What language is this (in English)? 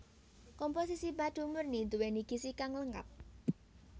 Javanese